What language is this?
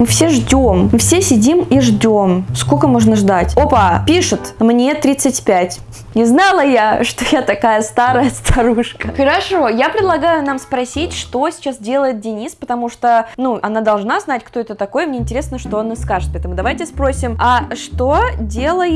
Russian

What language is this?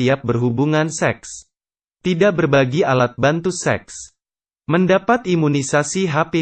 Indonesian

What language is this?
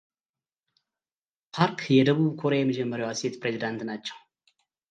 Amharic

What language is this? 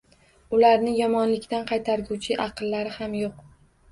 Uzbek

